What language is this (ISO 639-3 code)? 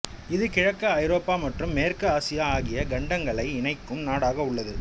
tam